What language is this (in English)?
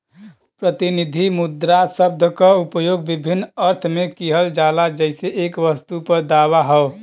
Bhojpuri